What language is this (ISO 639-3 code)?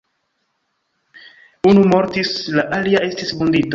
epo